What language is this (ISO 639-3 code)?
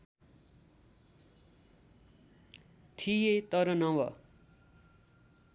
nep